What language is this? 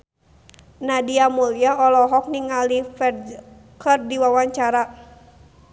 Sundanese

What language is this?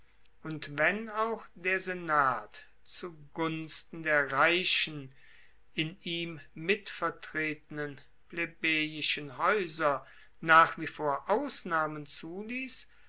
German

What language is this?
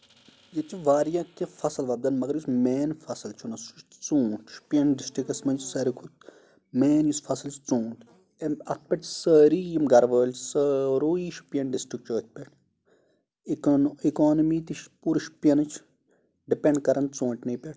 Kashmiri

